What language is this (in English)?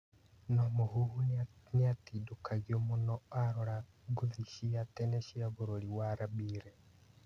Kikuyu